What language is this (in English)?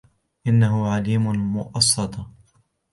Arabic